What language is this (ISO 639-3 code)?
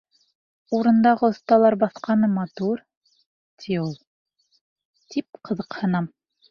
bak